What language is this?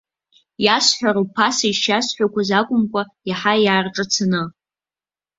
Abkhazian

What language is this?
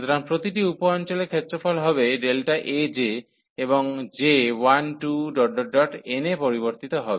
Bangla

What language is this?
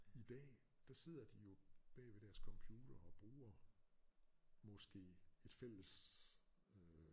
Danish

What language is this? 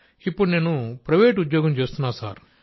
Telugu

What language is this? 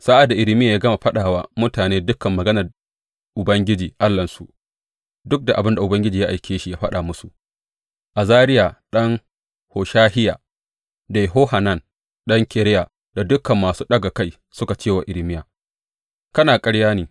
Hausa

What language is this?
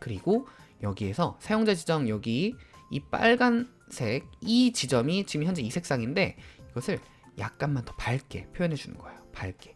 Korean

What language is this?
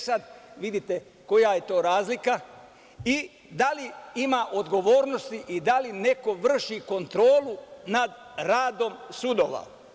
Serbian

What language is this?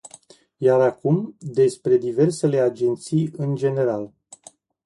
Romanian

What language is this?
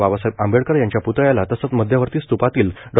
Marathi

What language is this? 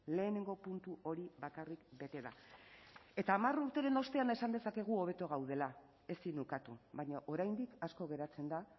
Basque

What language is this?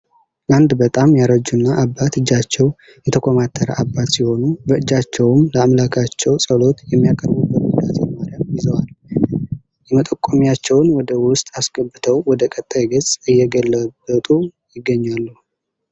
Amharic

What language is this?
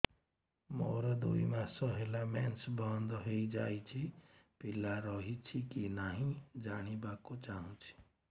Odia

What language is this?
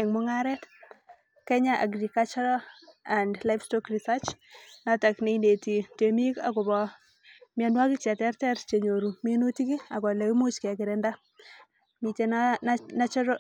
Kalenjin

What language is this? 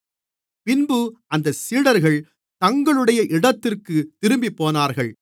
Tamil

